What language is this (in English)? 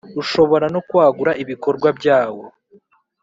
Kinyarwanda